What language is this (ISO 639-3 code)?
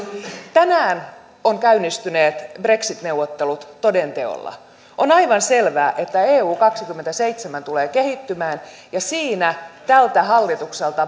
fin